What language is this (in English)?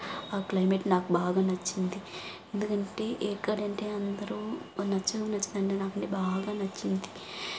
Telugu